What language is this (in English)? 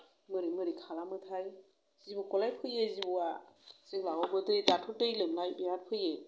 Bodo